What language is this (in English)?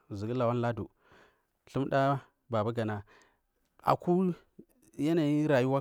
Marghi South